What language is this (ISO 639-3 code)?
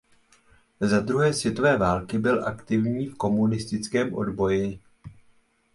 ces